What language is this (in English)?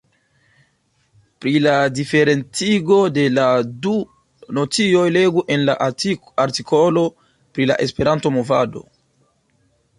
Esperanto